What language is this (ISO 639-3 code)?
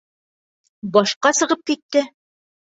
bak